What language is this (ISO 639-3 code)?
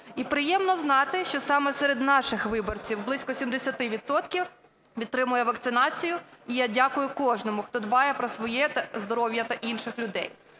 ukr